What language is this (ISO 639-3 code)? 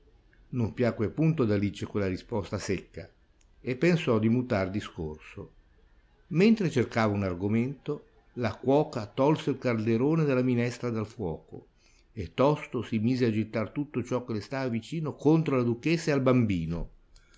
ita